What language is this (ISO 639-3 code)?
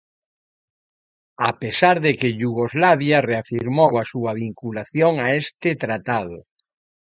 glg